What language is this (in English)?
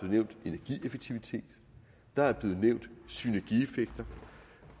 Danish